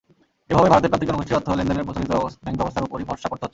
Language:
Bangla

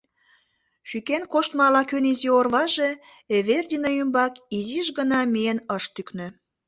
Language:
Mari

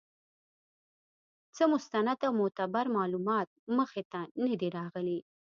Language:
Pashto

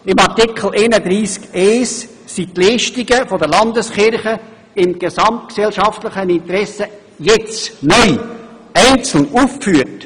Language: Swiss German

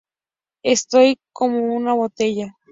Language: Spanish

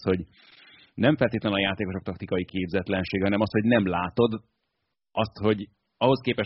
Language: Hungarian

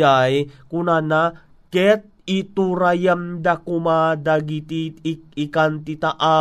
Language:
Filipino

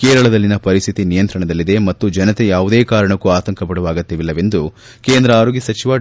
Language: Kannada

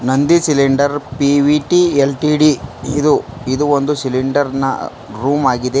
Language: Kannada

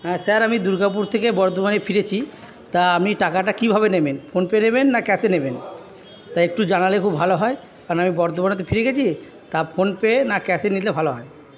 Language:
Bangla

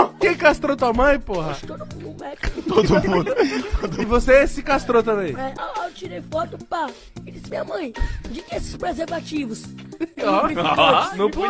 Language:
Portuguese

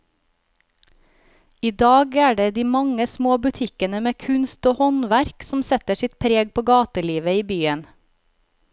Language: Norwegian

